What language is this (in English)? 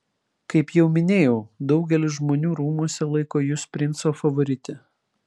Lithuanian